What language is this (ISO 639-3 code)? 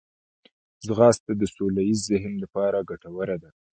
pus